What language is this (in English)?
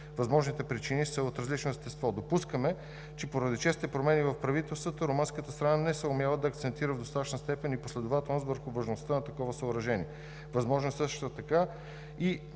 Bulgarian